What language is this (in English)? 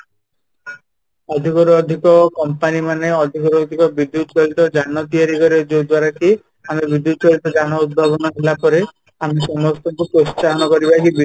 Odia